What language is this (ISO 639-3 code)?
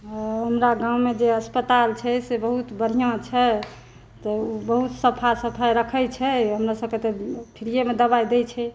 mai